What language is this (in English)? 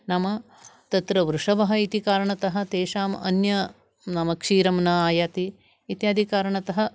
Sanskrit